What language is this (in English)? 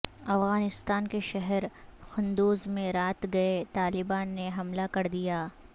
Urdu